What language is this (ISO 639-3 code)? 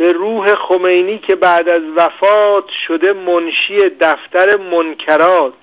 fas